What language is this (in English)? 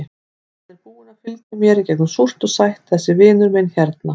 Icelandic